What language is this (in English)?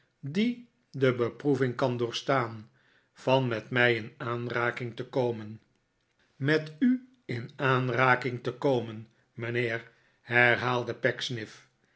Dutch